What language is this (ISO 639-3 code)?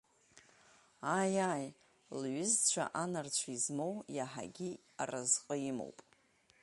abk